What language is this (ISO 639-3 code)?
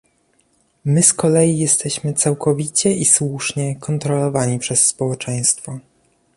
pol